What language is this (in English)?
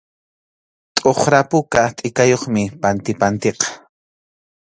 Arequipa-La Unión Quechua